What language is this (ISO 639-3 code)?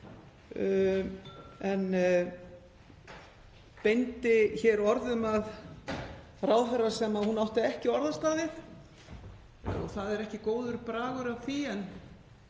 isl